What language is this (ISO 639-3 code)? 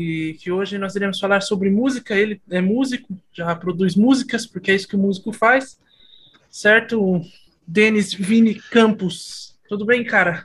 por